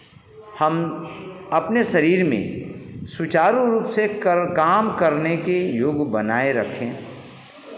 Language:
Hindi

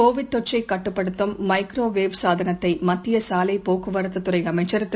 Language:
Tamil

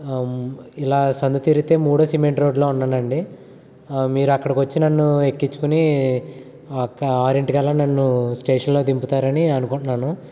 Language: Telugu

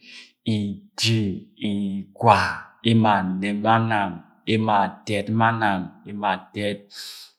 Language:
Agwagwune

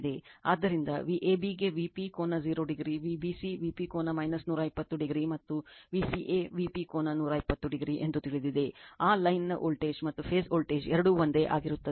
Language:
Kannada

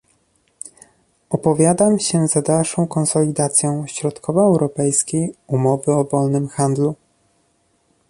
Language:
Polish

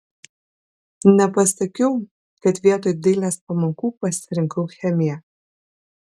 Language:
Lithuanian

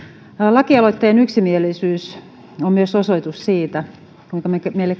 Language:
Finnish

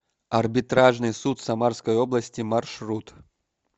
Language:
Russian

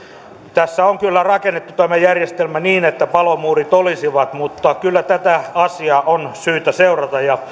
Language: Finnish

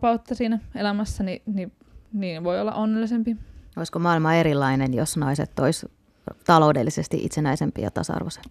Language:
Finnish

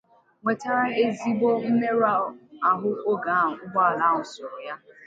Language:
Igbo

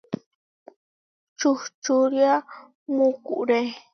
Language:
Huarijio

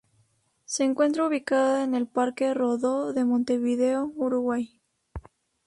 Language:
Spanish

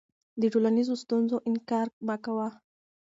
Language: Pashto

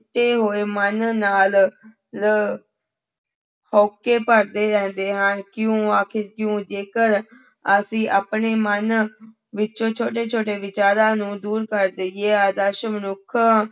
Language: Punjabi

